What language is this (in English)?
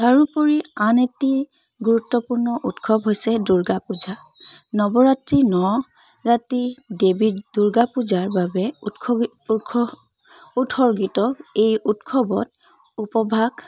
Assamese